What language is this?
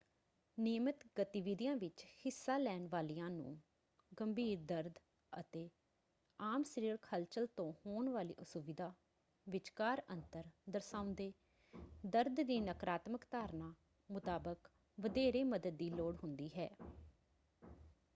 Punjabi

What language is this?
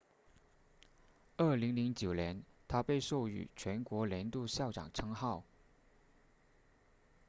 Chinese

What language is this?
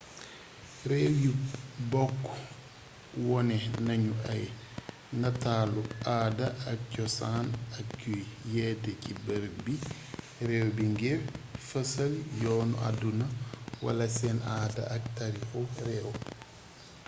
Wolof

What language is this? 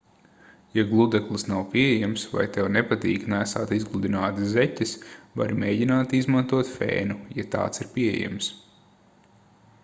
Latvian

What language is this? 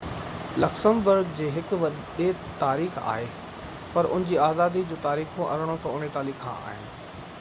Sindhi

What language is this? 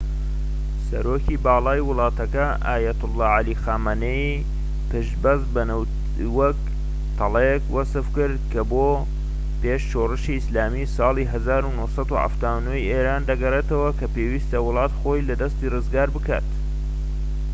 Central Kurdish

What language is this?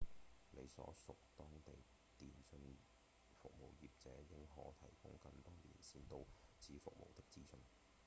Cantonese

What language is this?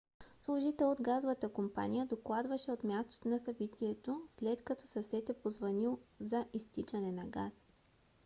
Bulgarian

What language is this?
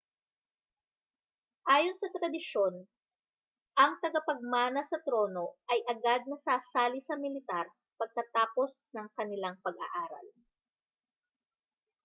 Filipino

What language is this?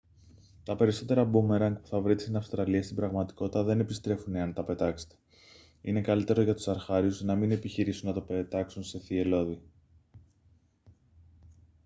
Greek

